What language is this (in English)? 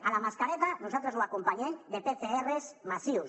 Catalan